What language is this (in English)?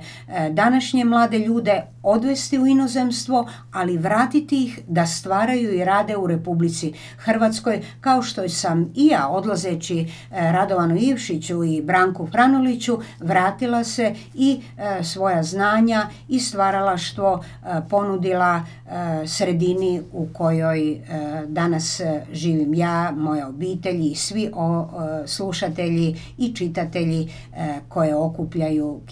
Croatian